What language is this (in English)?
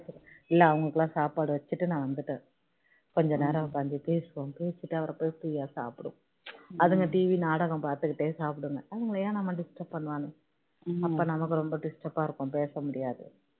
Tamil